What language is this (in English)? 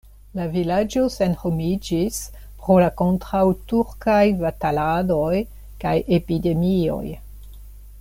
Esperanto